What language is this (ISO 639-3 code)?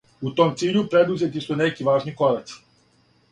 srp